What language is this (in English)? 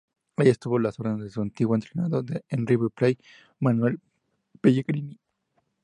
Spanish